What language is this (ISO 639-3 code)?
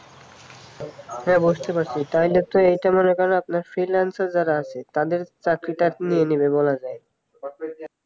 ben